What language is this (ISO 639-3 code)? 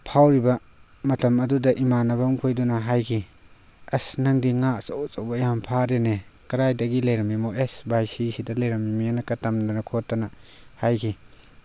mni